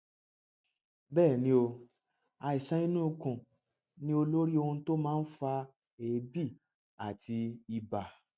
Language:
Yoruba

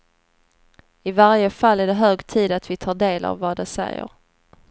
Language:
Swedish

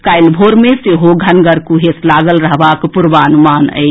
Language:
Maithili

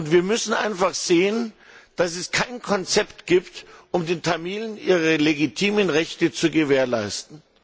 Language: German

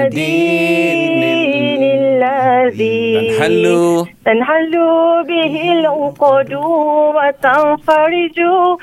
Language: Malay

